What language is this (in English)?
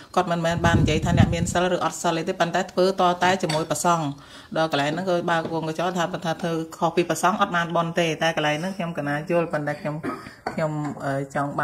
Vietnamese